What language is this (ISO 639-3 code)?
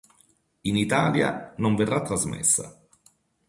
ita